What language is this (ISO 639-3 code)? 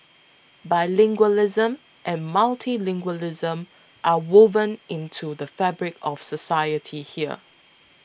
eng